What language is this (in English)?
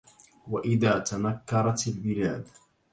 Arabic